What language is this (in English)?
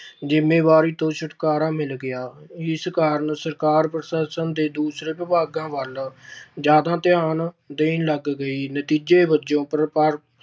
Punjabi